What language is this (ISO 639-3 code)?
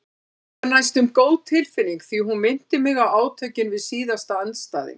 isl